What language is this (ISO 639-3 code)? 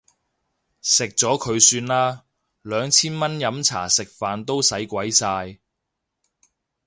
yue